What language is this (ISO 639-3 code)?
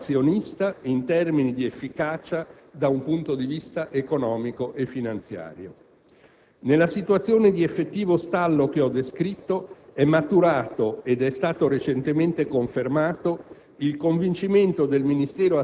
ita